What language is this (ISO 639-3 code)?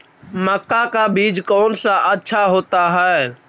mag